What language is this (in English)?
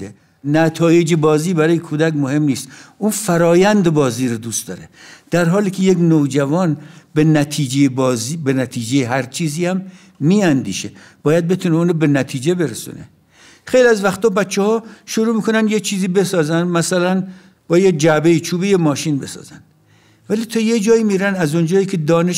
Persian